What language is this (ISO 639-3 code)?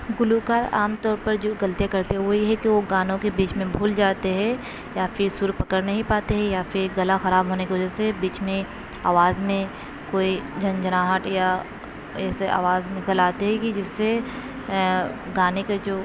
urd